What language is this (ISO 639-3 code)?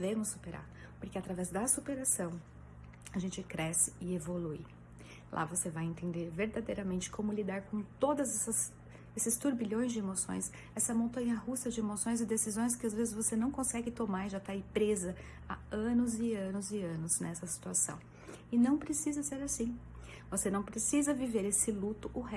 por